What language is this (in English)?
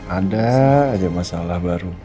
Indonesian